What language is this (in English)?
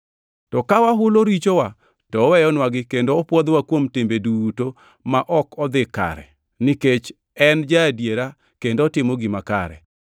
Luo (Kenya and Tanzania)